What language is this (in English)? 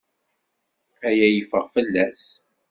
Kabyle